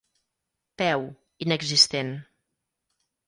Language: Catalan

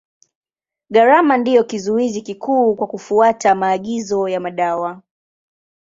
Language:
Swahili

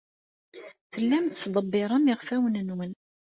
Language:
Kabyle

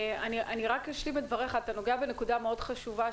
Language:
Hebrew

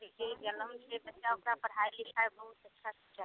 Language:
Maithili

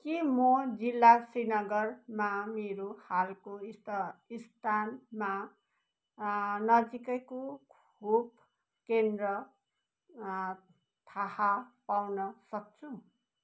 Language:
Nepali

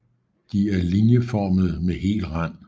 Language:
Danish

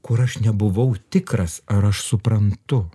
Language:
Lithuanian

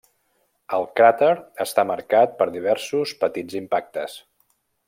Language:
Catalan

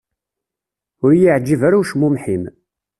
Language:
Kabyle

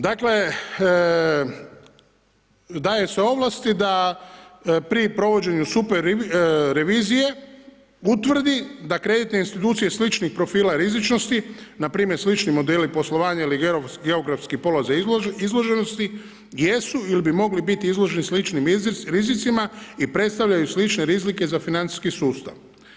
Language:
Croatian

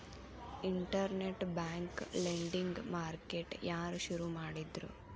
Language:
Kannada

